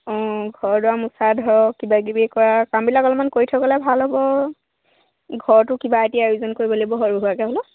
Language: Assamese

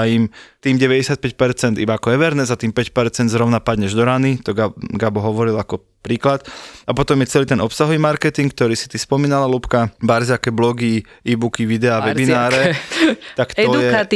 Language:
Slovak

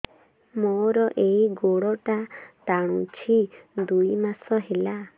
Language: Odia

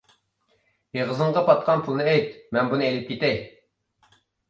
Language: Uyghur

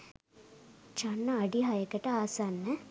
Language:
Sinhala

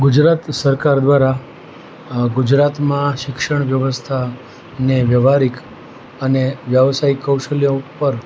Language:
Gujarati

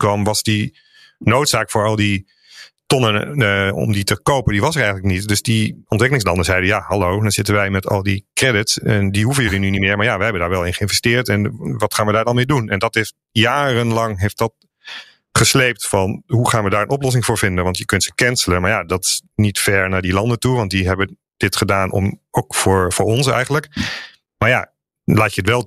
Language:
Dutch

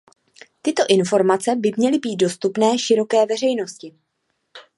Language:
Czech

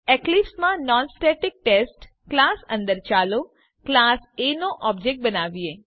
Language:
Gujarati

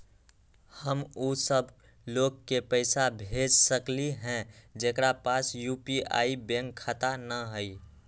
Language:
Magahi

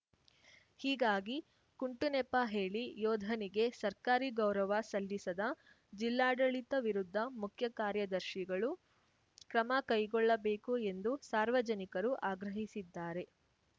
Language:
Kannada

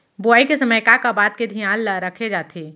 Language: Chhattisgarhi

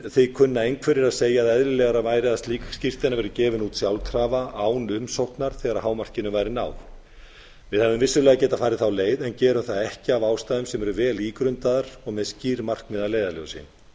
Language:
Icelandic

